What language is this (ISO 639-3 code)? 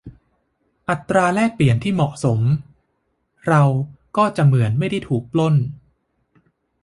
tha